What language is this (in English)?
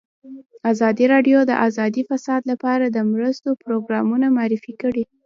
Pashto